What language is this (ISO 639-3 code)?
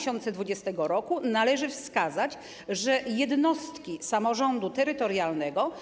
pol